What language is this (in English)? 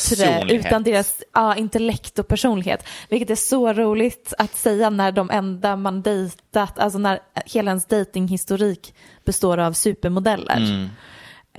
Swedish